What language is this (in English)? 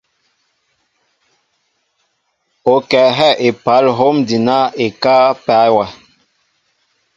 Mbo (Cameroon)